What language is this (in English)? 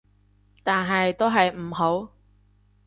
Cantonese